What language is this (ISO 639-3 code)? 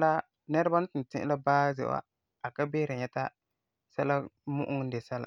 gur